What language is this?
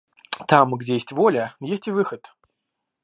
Russian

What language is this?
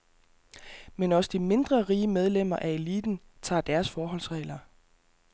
Danish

